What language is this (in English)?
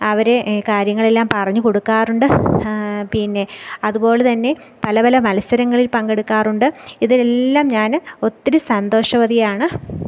Malayalam